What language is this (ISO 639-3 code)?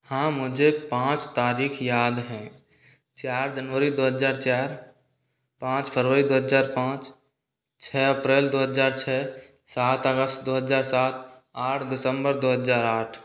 hin